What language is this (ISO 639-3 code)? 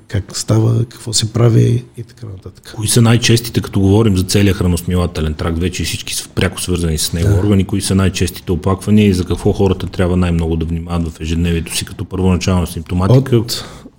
bul